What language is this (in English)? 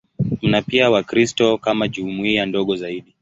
Swahili